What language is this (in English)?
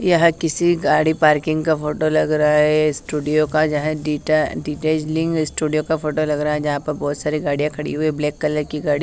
Hindi